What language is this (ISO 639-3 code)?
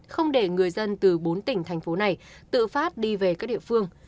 vie